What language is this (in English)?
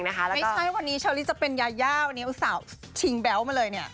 Thai